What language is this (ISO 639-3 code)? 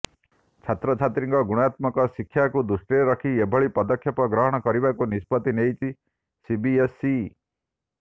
ori